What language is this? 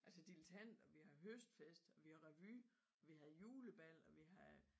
Danish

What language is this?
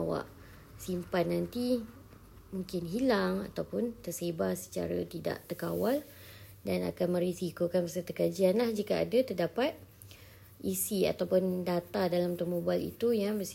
Malay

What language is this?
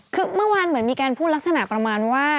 Thai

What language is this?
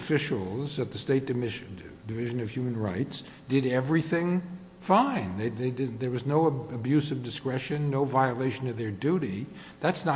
English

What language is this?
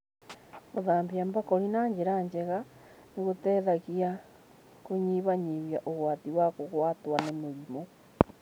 Kikuyu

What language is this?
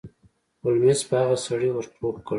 Pashto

